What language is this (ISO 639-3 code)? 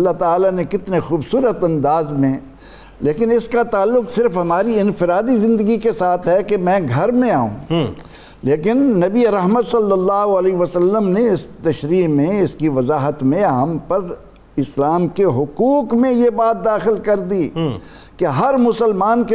urd